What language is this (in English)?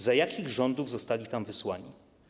Polish